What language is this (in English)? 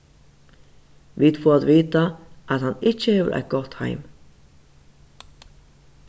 Faroese